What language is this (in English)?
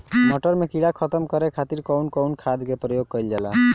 Bhojpuri